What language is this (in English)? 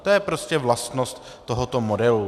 Czech